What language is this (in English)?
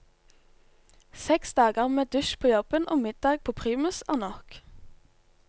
Norwegian